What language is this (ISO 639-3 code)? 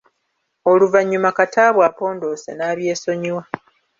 lug